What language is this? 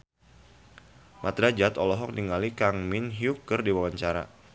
Sundanese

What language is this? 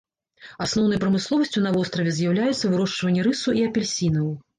Belarusian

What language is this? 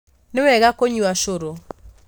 Kikuyu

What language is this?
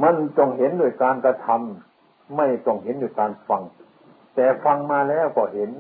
Thai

